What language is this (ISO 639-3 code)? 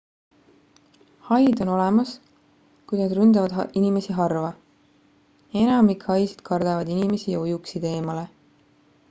est